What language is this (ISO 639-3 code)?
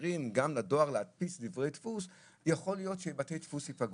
heb